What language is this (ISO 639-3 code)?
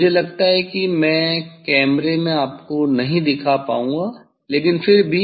hin